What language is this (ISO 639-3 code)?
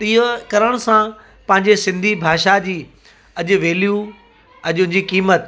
snd